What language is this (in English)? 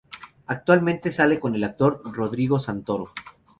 Spanish